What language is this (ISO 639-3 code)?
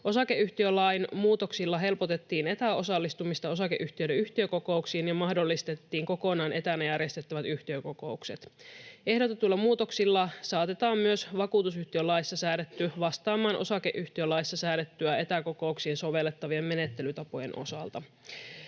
fin